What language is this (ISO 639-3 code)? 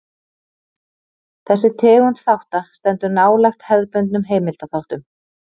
isl